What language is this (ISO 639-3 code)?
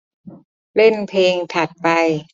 tha